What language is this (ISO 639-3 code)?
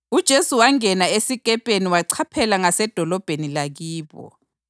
nde